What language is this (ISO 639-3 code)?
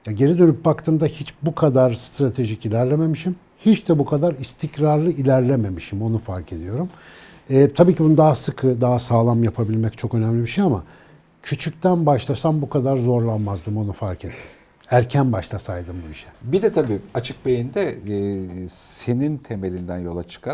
tur